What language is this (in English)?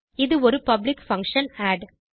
Tamil